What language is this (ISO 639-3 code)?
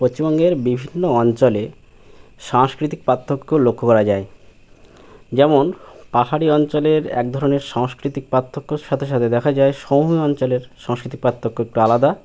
ben